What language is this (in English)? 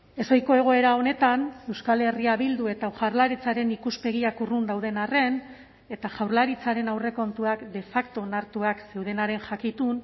Basque